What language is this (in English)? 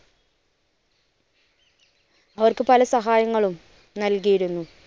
Malayalam